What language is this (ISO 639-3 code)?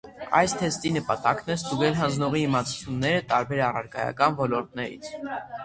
hye